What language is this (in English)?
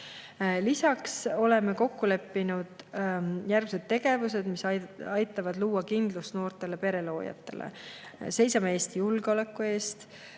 Estonian